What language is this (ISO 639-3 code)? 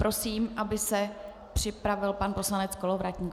ces